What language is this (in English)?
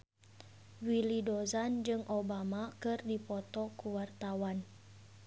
Sundanese